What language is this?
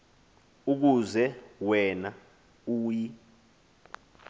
Xhosa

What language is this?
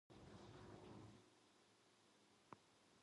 Korean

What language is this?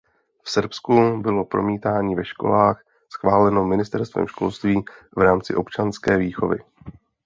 Czech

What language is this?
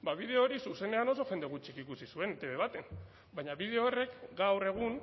Basque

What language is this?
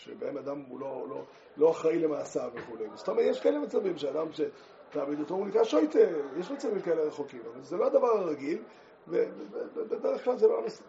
Hebrew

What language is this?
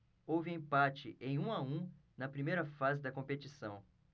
Portuguese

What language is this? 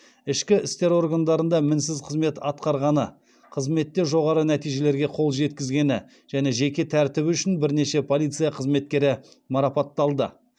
Kazakh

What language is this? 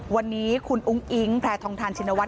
Thai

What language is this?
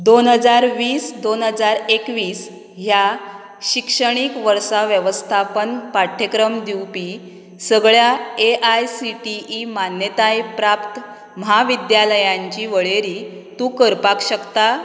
Konkani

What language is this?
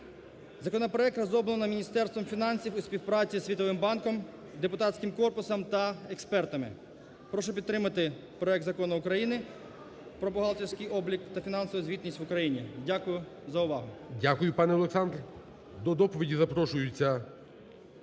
Ukrainian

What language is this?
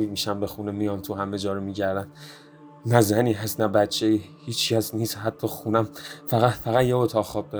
Persian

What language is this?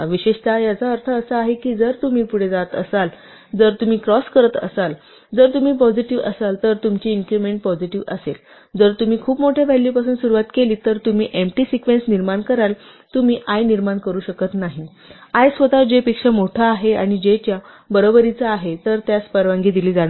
Marathi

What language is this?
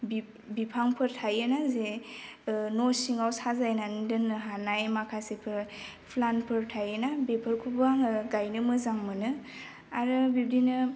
Bodo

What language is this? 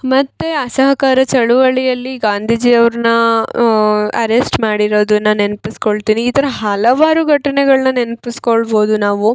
Kannada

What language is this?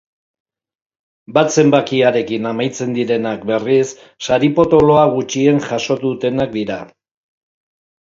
Basque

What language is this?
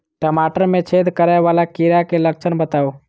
Maithili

